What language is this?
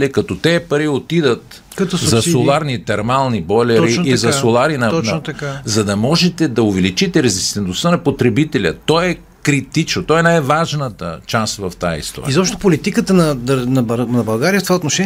Bulgarian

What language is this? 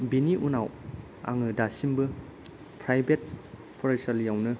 Bodo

